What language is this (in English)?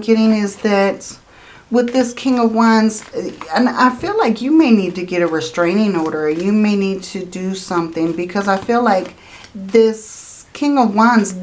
English